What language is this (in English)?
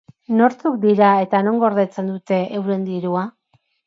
Basque